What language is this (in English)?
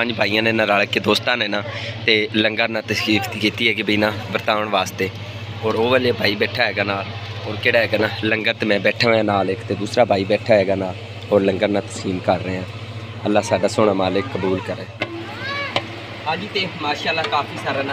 Punjabi